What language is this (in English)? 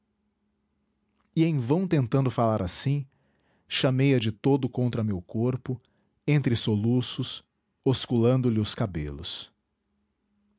Portuguese